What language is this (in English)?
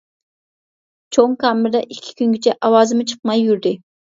Uyghur